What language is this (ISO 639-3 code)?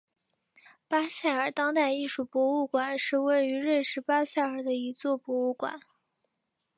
zho